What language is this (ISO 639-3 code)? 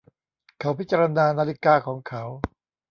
tha